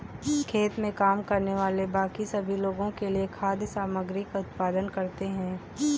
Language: Hindi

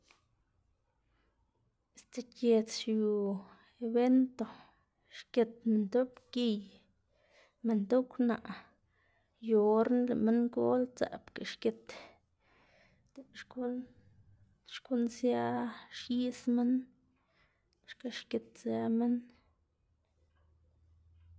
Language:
Xanaguía Zapotec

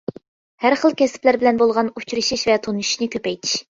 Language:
Uyghur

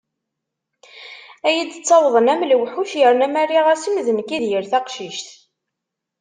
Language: Kabyle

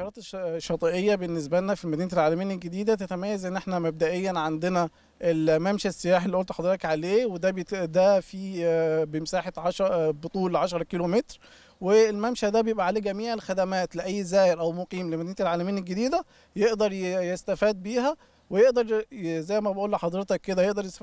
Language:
Arabic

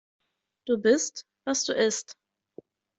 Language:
German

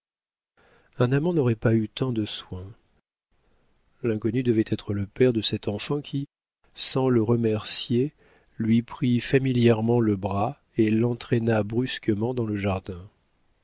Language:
French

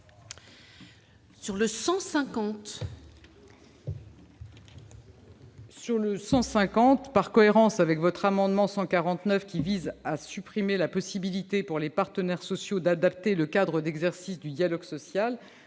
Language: French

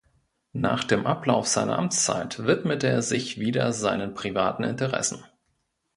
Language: German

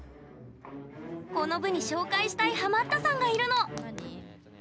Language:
Japanese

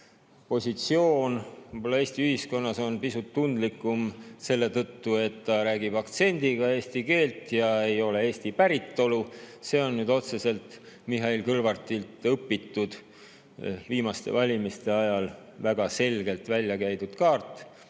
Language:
Estonian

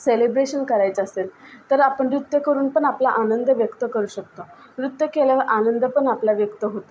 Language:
Marathi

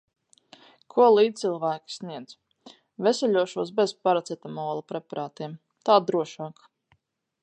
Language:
Latvian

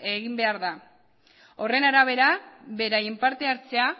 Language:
Basque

